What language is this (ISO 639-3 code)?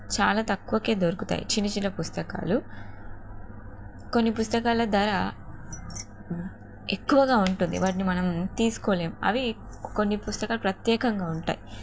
tel